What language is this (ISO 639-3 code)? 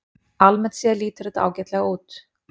isl